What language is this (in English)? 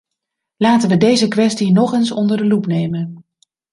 Dutch